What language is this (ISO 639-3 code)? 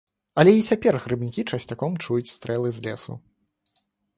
bel